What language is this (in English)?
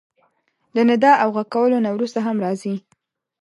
Pashto